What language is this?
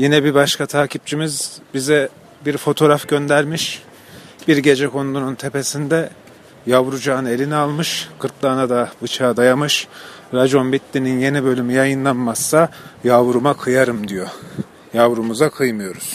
Turkish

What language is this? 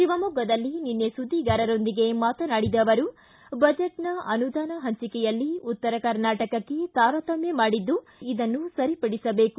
Kannada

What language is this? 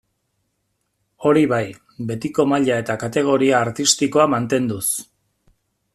Basque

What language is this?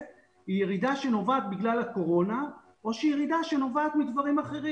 Hebrew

